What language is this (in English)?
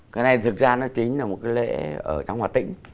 Vietnamese